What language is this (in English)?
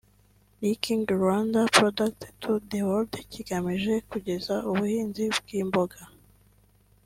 Kinyarwanda